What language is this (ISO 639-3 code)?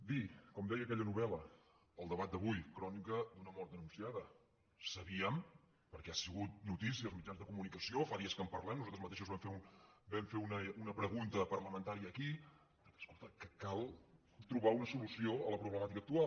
cat